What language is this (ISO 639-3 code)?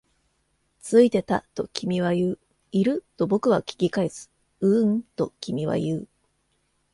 jpn